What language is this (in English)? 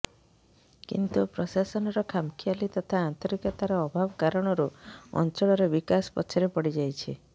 Odia